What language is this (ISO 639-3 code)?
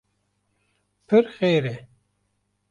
kur